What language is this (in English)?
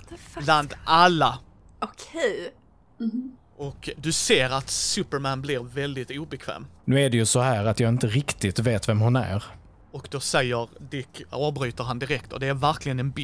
Swedish